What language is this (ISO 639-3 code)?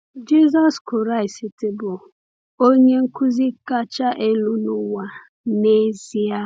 ibo